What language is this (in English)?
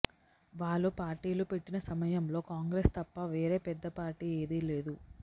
Telugu